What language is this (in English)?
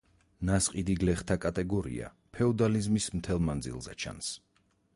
Georgian